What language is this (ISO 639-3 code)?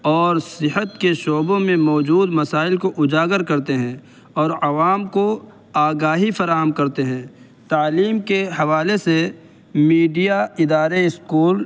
urd